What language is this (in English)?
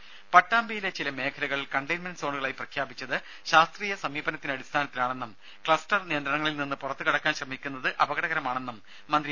Malayalam